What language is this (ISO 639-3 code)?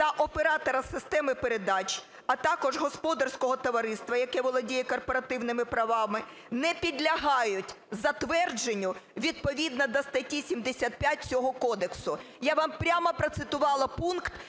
ukr